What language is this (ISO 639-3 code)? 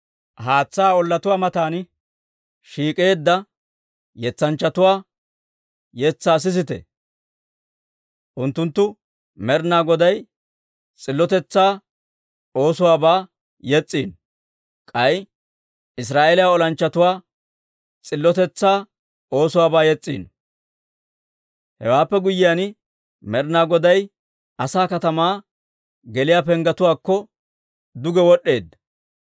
dwr